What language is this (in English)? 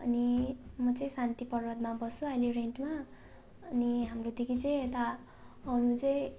Nepali